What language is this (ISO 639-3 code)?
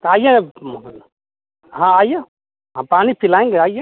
hin